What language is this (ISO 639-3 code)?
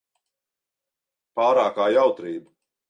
lav